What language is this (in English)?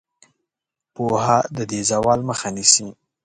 Pashto